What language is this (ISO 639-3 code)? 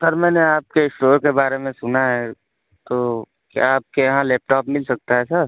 urd